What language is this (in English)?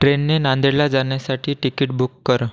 Marathi